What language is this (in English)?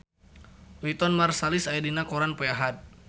Sundanese